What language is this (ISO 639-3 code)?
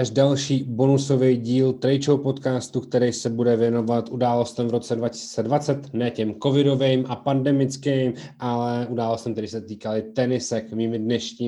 ces